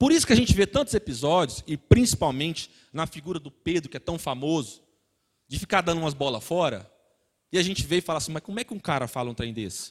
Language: Portuguese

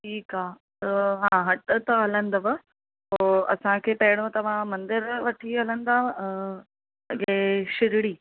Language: Sindhi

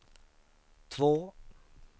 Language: Swedish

